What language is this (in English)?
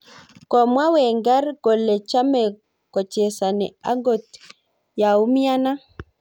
Kalenjin